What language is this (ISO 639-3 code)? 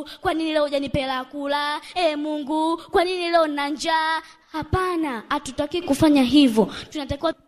swa